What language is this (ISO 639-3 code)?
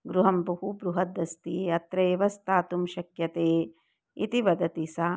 san